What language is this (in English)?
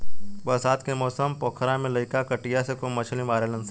Bhojpuri